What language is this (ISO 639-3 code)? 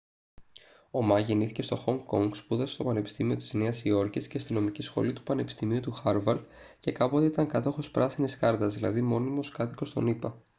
ell